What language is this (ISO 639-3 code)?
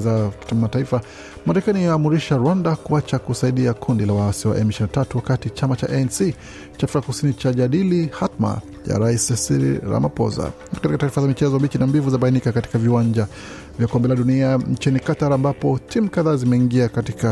swa